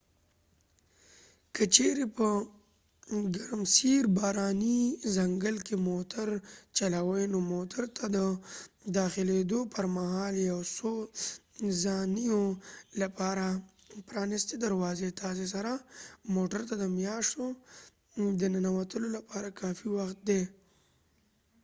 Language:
Pashto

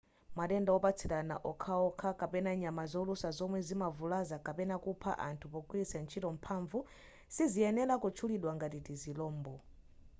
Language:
Nyanja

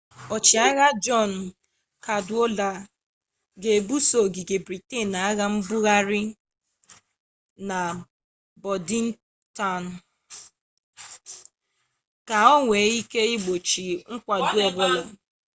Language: Igbo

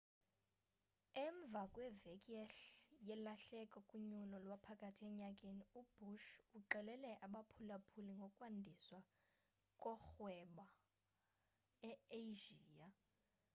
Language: Xhosa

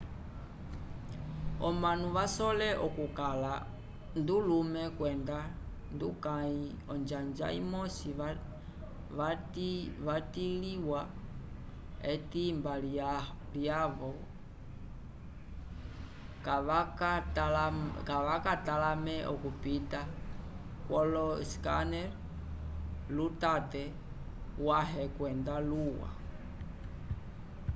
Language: Umbundu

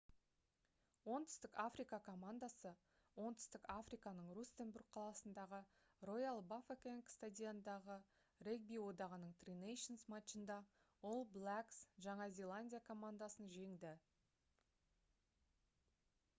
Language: Kazakh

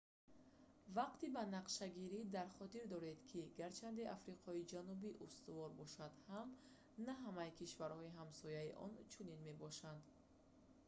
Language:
Tajik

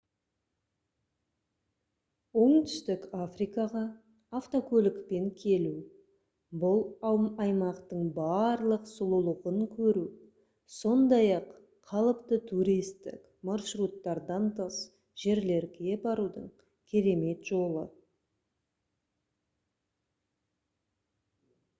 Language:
Kazakh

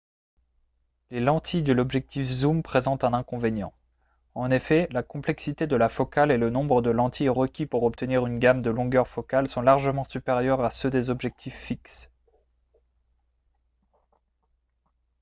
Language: French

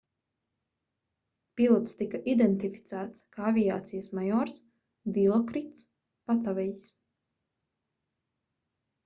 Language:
Latvian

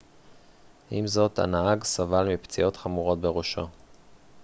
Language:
Hebrew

